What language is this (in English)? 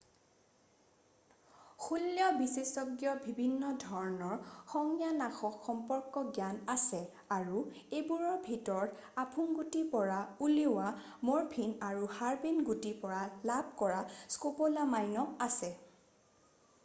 Assamese